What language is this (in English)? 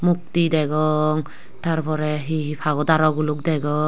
Chakma